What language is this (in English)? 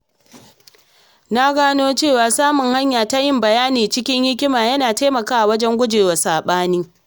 Hausa